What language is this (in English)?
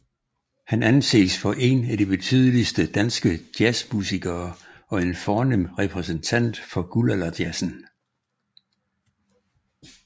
Danish